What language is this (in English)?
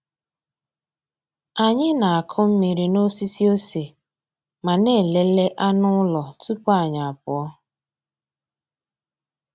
Igbo